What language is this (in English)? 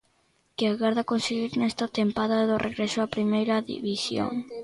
Galician